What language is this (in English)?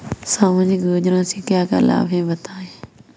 Hindi